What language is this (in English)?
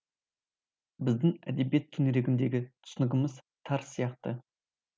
Kazakh